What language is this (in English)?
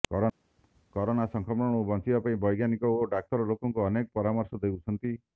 Odia